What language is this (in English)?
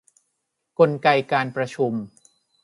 Thai